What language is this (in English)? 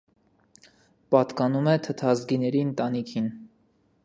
Armenian